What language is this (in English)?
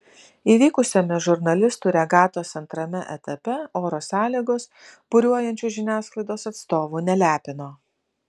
Lithuanian